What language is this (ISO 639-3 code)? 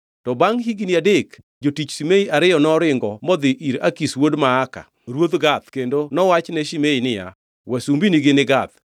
luo